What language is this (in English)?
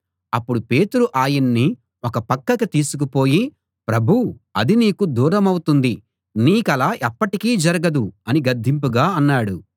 Telugu